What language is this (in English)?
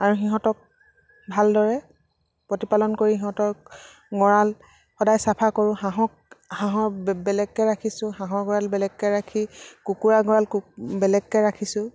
Assamese